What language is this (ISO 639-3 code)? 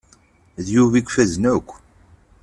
kab